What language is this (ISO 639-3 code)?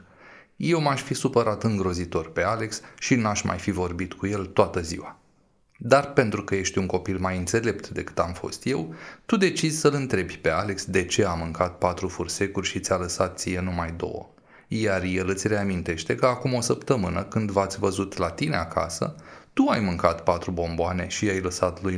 ron